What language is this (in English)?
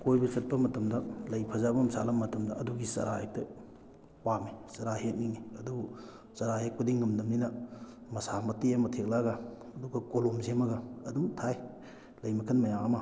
Manipuri